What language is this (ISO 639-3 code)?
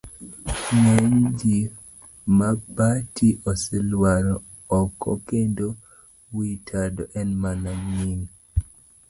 luo